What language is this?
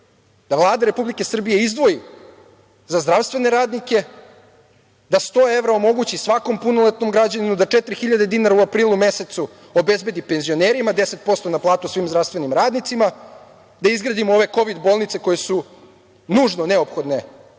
Serbian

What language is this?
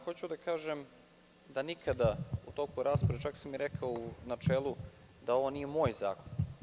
Serbian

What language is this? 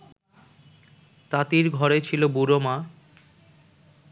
Bangla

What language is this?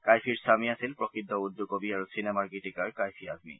Assamese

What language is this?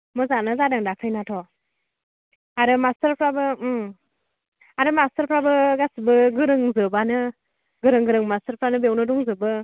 Bodo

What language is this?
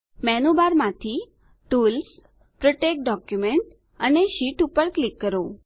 Gujarati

